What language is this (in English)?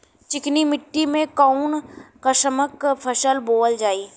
Bhojpuri